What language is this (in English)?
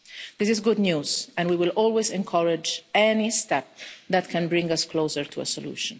English